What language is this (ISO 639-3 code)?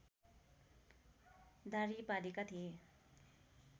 nep